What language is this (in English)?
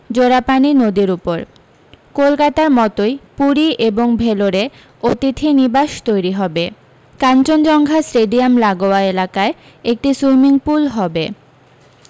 Bangla